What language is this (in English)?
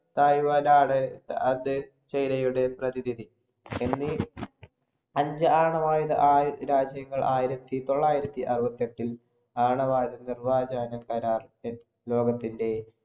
Malayalam